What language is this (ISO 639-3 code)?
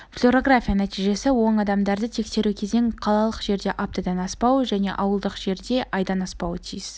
kaz